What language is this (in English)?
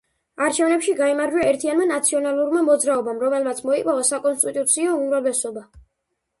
Georgian